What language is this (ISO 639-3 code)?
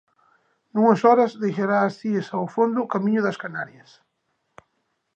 glg